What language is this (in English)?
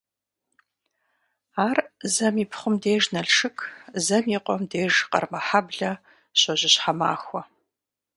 Kabardian